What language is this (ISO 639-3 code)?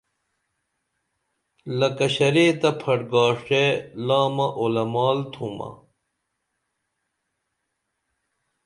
dml